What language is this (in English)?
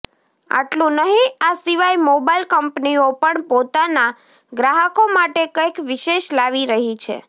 Gujarati